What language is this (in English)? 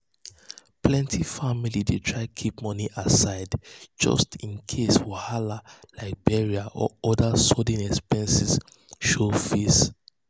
Nigerian Pidgin